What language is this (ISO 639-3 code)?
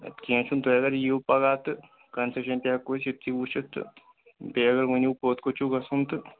kas